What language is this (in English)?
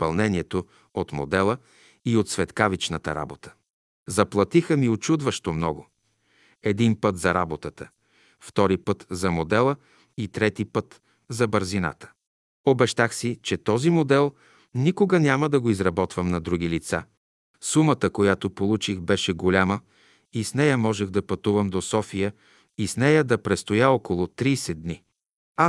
Bulgarian